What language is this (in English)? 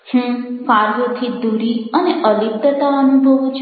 Gujarati